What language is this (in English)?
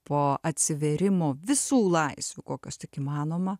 Lithuanian